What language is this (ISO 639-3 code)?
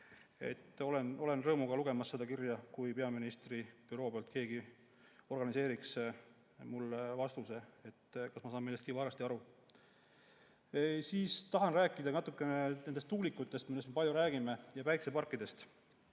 est